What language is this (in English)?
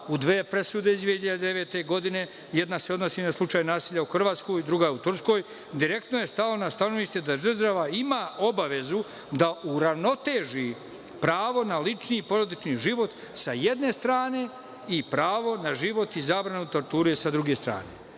Serbian